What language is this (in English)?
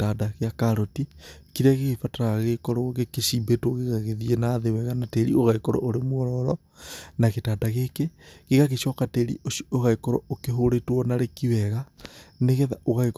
Kikuyu